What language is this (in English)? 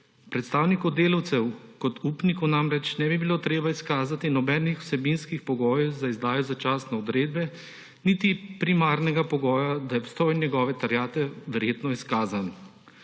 Slovenian